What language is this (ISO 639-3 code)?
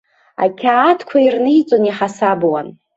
abk